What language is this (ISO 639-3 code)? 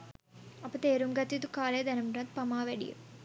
sin